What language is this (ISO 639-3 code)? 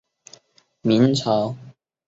zho